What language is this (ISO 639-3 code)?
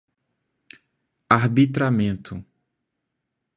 por